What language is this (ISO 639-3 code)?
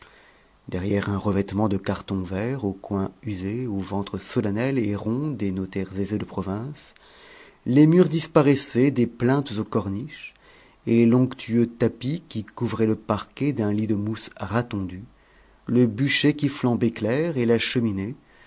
fra